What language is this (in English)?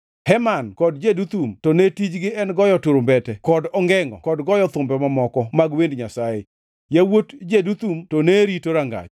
Luo (Kenya and Tanzania)